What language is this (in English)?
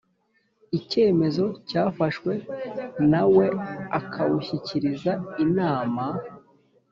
Kinyarwanda